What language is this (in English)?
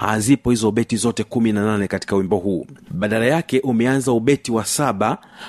Swahili